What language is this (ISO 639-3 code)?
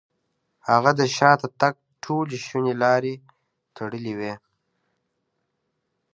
pus